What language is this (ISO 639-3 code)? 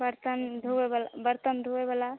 mai